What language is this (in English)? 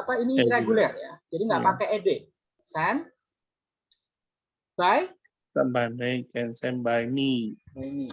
Indonesian